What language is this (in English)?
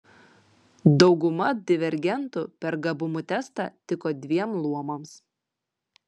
Lithuanian